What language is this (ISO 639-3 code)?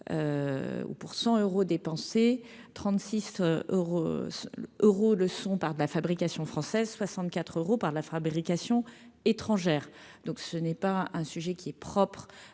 fra